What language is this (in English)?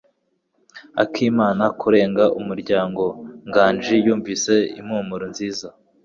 Kinyarwanda